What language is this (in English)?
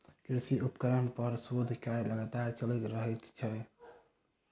Maithili